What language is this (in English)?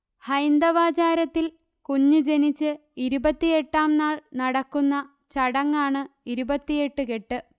Malayalam